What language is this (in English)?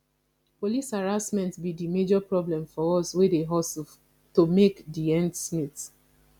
Nigerian Pidgin